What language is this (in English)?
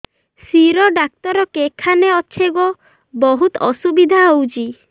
Odia